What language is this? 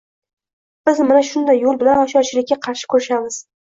Uzbek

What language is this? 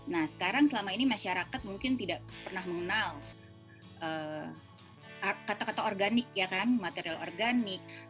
Indonesian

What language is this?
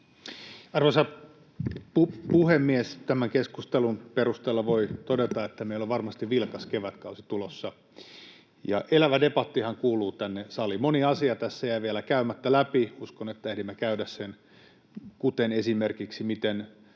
Finnish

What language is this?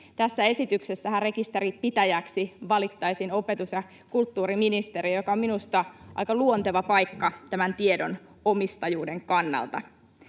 Finnish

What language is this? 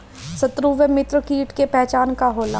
Bhojpuri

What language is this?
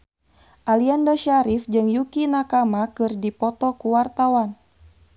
Sundanese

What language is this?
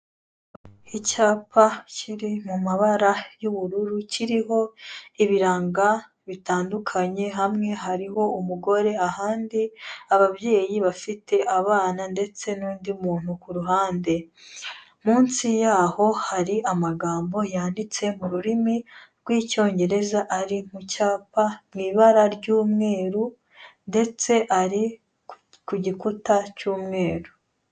Kinyarwanda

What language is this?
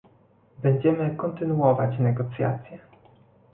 Polish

